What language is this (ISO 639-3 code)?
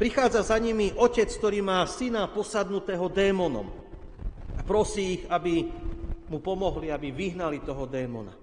slk